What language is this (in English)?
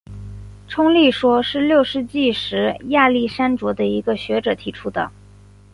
Chinese